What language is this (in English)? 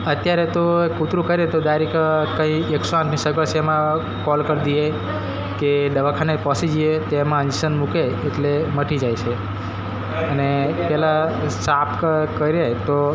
Gujarati